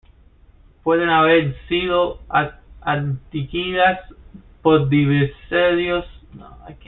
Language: Spanish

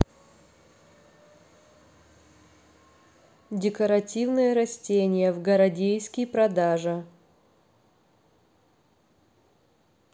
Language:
Russian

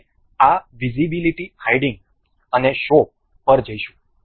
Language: Gujarati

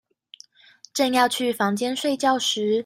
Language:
Chinese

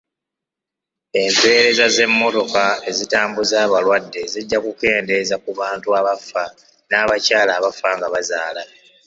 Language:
Ganda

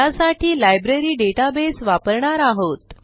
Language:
Marathi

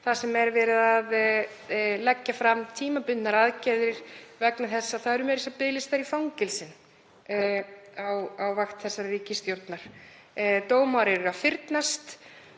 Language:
Icelandic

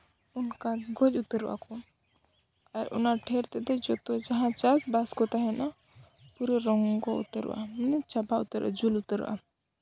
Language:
Santali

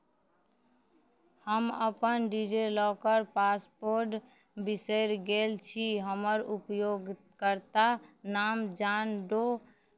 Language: Maithili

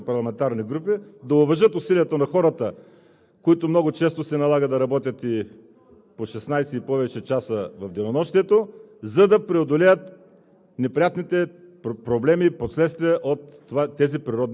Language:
Bulgarian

